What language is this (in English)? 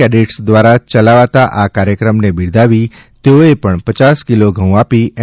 Gujarati